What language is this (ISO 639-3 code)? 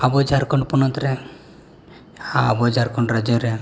sat